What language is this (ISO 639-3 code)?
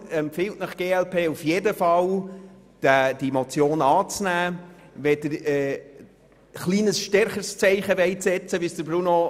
gsw